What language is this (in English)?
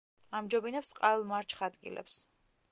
Georgian